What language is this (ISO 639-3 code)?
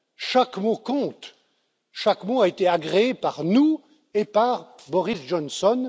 fra